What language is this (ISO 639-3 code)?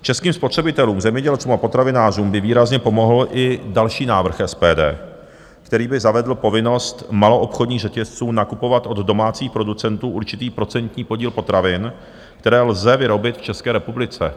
ces